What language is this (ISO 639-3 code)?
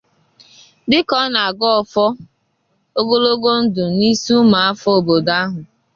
ibo